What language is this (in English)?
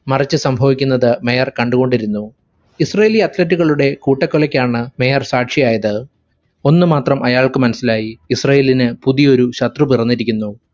Malayalam